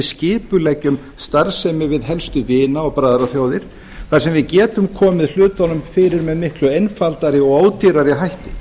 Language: Icelandic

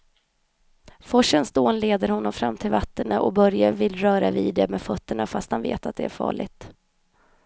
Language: Swedish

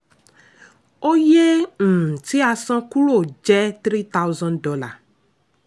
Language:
Yoruba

